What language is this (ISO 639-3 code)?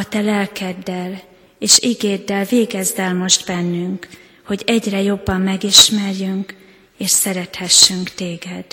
hun